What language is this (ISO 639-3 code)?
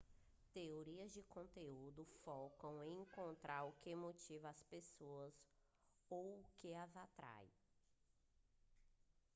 por